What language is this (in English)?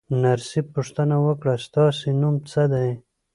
Pashto